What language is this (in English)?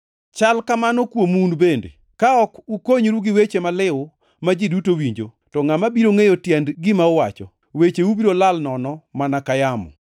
Luo (Kenya and Tanzania)